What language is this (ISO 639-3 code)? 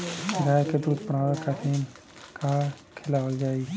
bho